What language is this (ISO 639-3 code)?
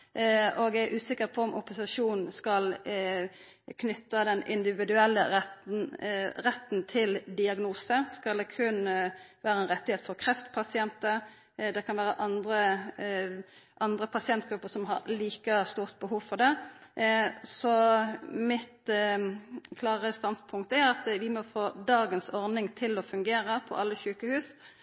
nno